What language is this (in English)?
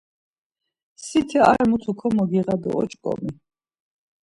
Laz